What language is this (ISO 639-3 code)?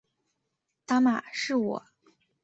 zho